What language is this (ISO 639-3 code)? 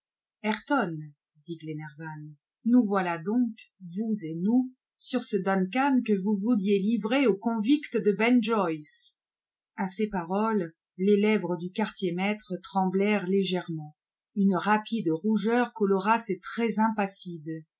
fra